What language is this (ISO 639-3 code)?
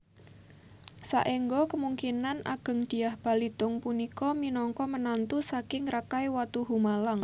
jav